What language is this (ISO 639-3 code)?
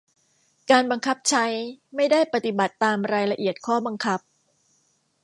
tha